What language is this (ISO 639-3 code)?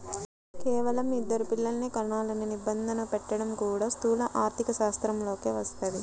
tel